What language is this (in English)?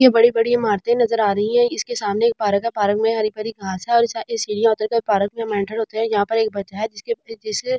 Hindi